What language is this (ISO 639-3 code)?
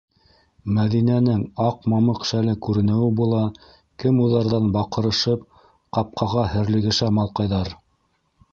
bak